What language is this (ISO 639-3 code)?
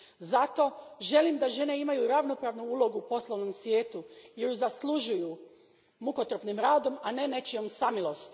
hrv